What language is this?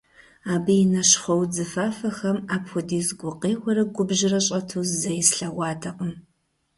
Kabardian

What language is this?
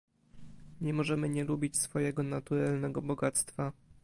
Polish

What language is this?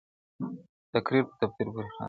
Pashto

